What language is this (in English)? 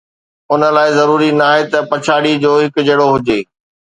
Sindhi